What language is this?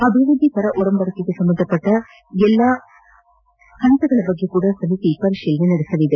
Kannada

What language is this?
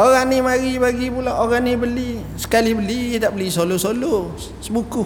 Malay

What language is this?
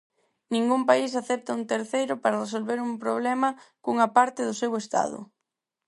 Galician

